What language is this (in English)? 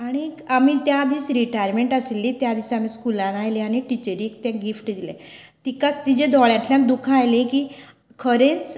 Konkani